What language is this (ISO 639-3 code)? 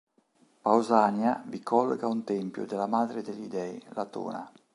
ita